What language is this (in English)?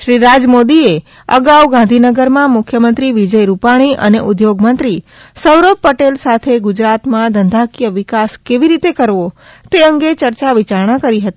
Gujarati